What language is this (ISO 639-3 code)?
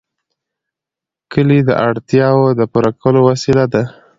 pus